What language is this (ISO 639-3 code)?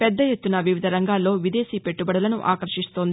tel